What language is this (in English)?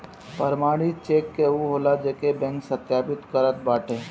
Bhojpuri